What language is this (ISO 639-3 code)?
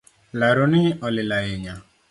luo